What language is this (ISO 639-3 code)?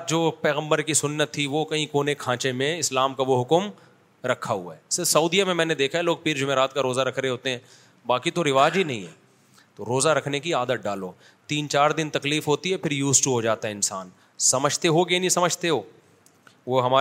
urd